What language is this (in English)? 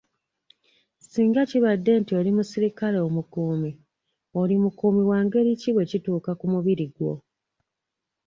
Ganda